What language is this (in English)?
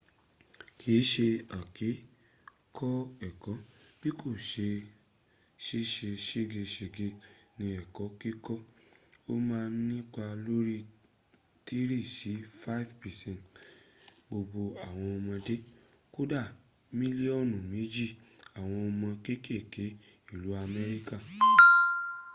Yoruba